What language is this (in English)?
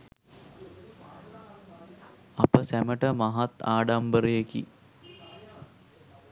Sinhala